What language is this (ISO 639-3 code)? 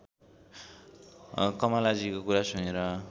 nep